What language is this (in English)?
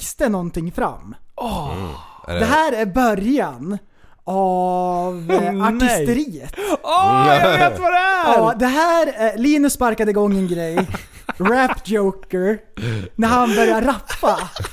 Swedish